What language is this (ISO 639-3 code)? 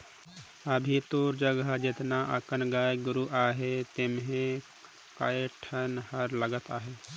hne